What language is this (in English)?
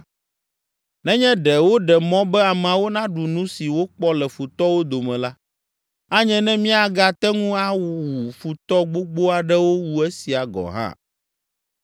Ewe